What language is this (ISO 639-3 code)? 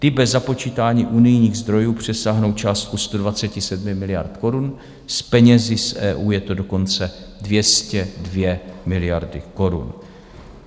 ces